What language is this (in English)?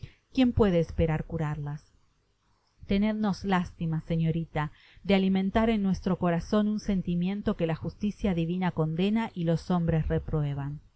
Spanish